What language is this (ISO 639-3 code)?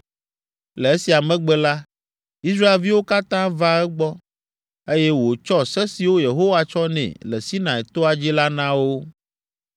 ewe